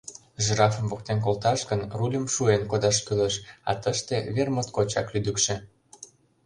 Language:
Mari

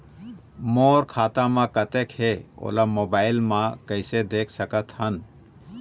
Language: Chhattisgarhi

